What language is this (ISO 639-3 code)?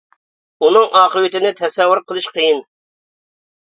uig